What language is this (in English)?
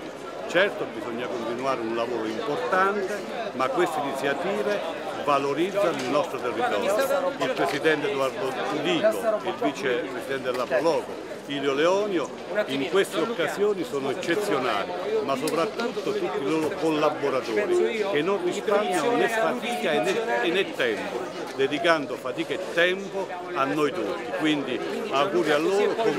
Italian